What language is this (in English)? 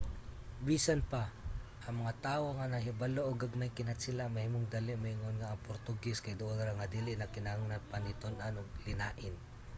Cebuano